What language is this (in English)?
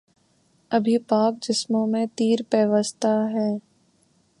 Urdu